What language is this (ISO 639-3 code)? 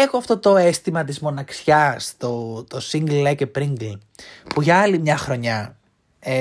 ell